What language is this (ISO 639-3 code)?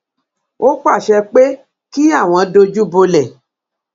yor